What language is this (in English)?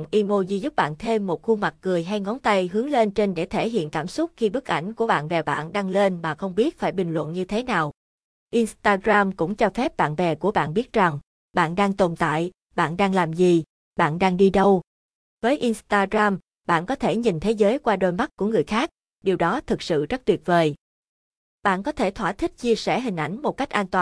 Vietnamese